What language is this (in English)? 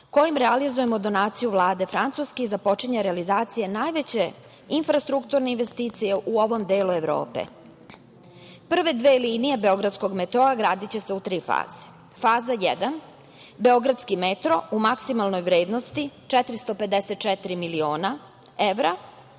Serbian